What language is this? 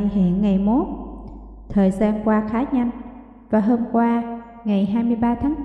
Vietnamese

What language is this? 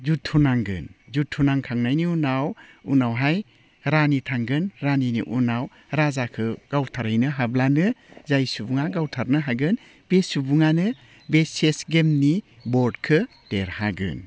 Bodo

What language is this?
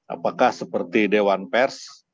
Indonesian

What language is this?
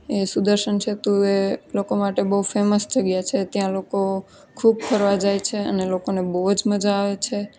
Gujarati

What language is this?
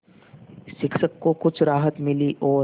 Hindi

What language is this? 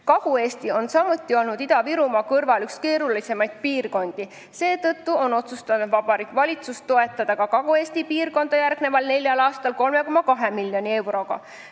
Estonian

